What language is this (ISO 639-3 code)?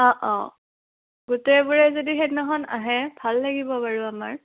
asm